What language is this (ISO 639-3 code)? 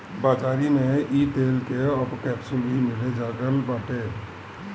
bho